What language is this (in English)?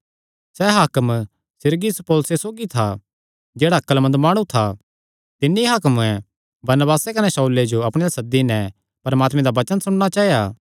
Kangri